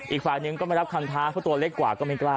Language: Thai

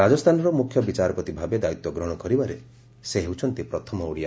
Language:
Odia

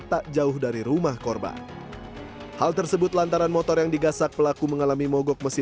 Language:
Indonesian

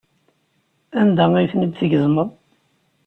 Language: Kabyle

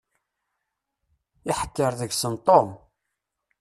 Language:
Kabyle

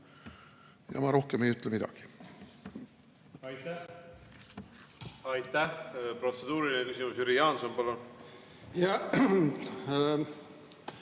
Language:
Estonian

